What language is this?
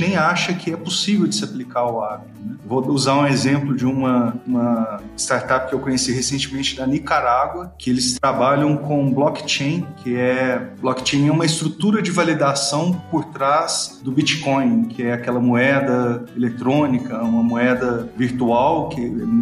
Portuguese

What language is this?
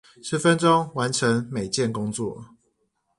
Chinese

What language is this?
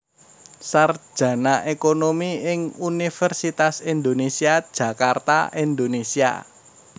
Javanese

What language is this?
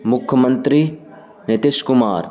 Urdu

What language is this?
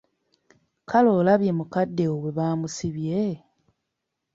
Ganda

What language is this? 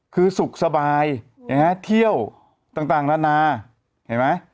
Thai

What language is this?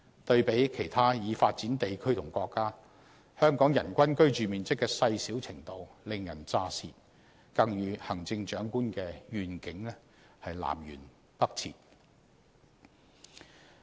Cantonese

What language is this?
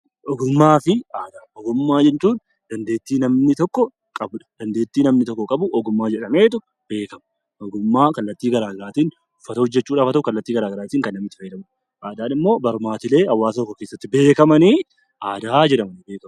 Oromo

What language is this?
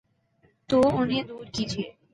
Urdu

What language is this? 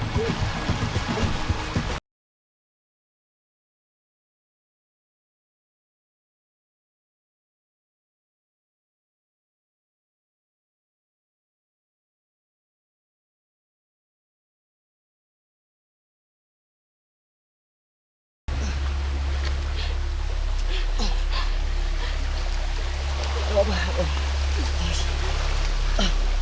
Indonesian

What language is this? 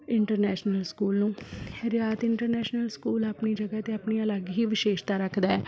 Punjabi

